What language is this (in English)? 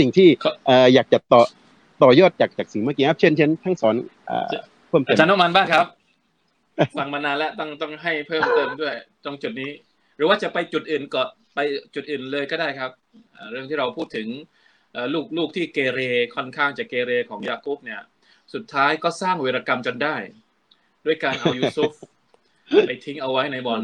Thai